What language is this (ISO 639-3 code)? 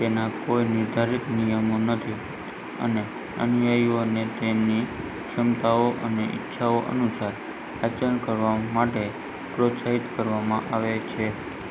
guj